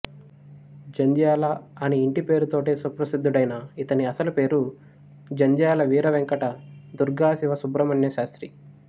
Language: Telugu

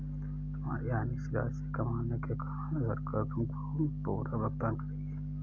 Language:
Hindi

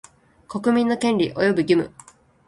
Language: Japanese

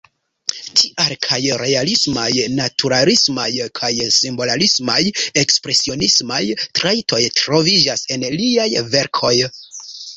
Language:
Esperanto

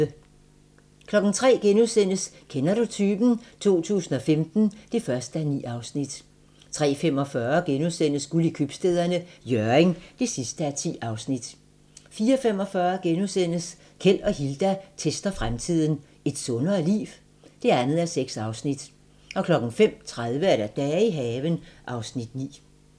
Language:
Danish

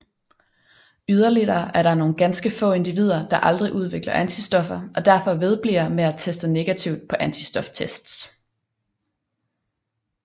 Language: Danish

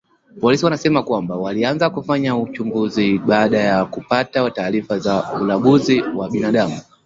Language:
Swahili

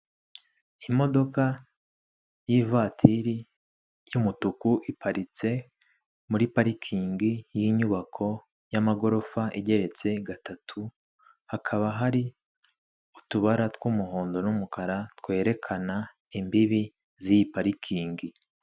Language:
Kinyarwanda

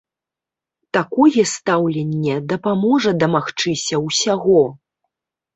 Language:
Belarusian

